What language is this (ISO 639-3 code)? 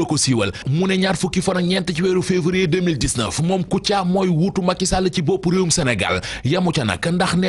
fra